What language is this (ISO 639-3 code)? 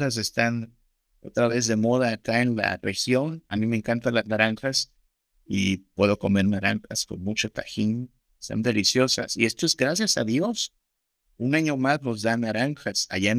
spa